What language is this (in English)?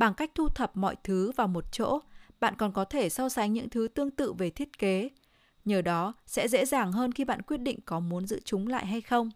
Vietnamese